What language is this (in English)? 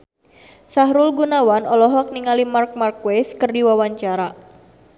Sundanese